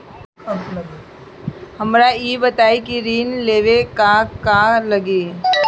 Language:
Bhojpuri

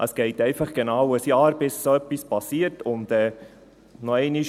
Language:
Swiss German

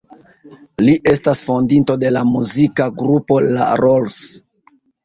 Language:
Esperanto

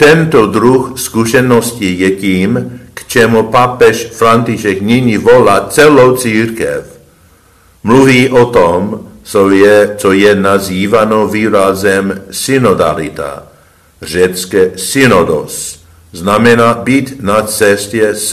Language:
Czech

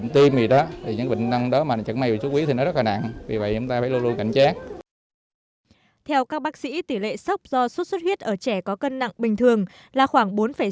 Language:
Vietnamese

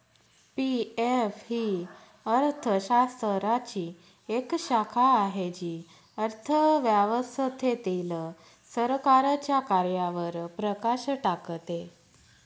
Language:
Marathi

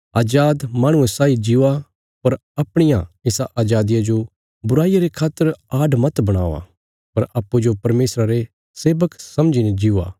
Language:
Bilaspuri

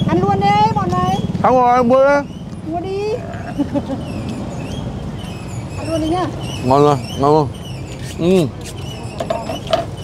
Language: Vietnamese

